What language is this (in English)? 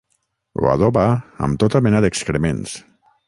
Catalan